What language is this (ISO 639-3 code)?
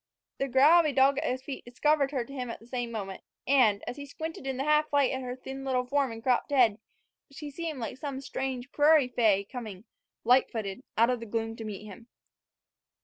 eng